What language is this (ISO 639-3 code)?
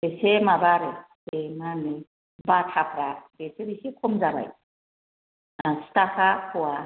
brx